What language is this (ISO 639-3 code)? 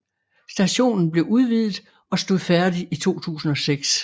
dan